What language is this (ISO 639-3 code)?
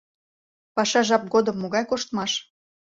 chm